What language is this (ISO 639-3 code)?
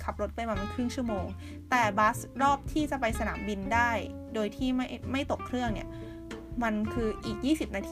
tha